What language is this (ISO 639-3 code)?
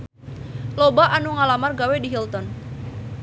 sun